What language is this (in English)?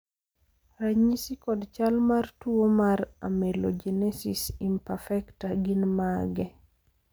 Luo (Kenya and Tanzania)